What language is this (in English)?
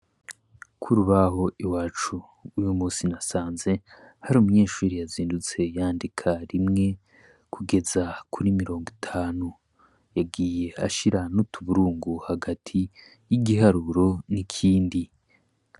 Rundi